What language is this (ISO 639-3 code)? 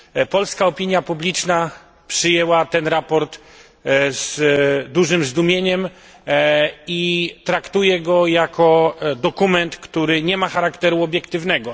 pol